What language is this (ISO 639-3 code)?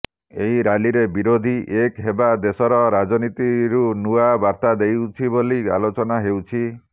ori